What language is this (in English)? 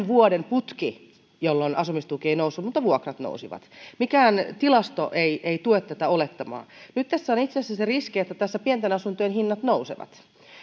Finnish